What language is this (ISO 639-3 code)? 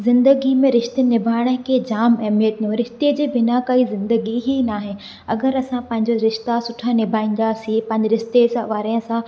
snd